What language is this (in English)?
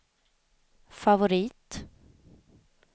Swedish